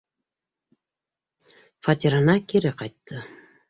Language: Bashkir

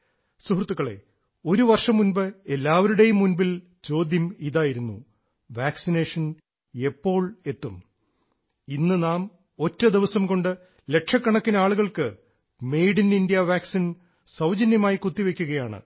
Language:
Malayalam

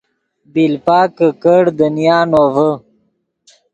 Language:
Yidgha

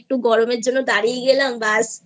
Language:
Bangla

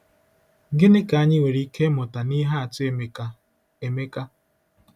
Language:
Igbo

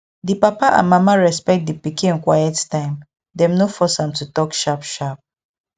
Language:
Nigerian Pidgin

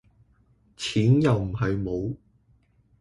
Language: Cantonese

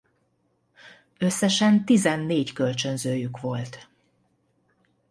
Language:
Hungarian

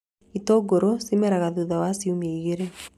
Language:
Kikuyu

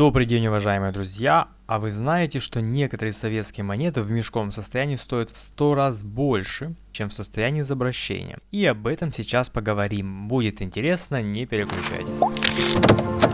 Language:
Russian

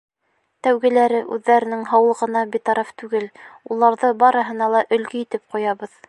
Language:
Bashkir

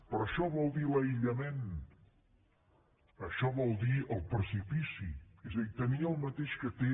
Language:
Catalan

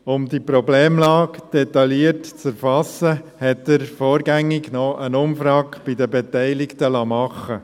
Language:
Swiss German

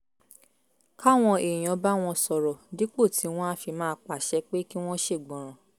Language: Yoruba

